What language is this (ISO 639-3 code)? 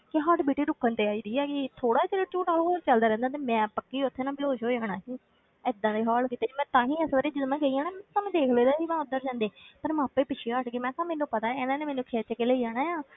pan